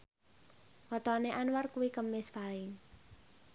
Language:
Javanese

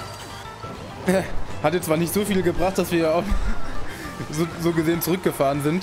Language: German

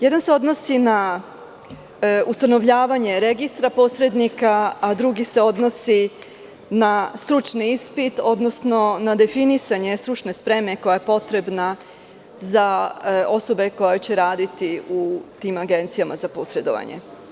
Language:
Serbian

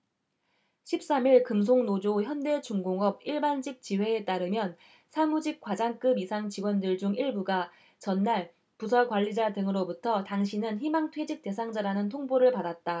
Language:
Korean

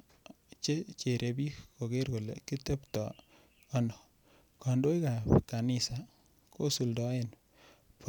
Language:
Kalenjin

